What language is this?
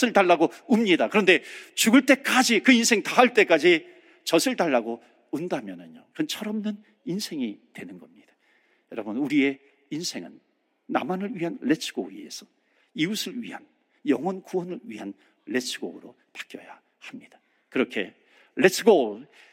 Korean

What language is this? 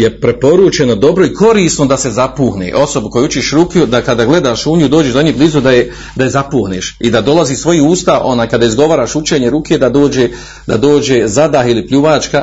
Croatian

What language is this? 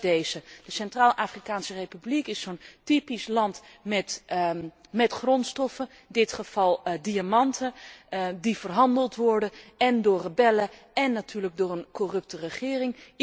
Dutch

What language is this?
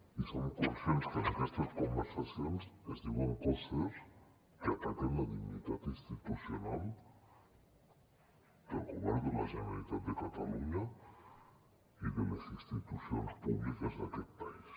Catalan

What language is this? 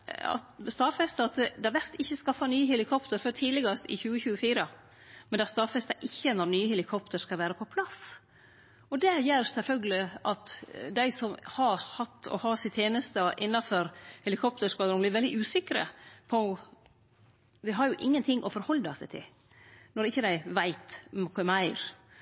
Norwegian Nynorsk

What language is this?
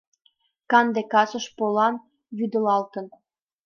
Mari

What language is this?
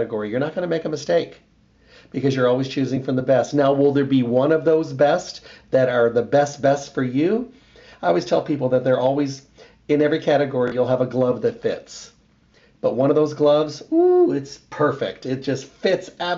English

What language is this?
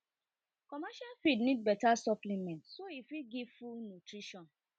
Nigerian Pidgin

